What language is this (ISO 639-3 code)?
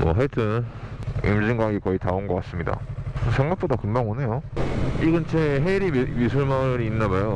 kor